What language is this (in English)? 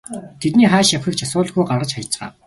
Mongolian